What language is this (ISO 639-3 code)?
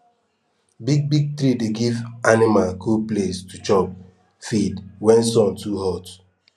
pcm